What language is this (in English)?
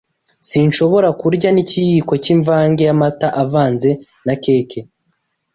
Kinyarwanda